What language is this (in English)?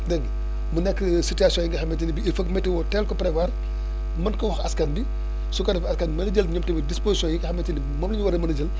Wolof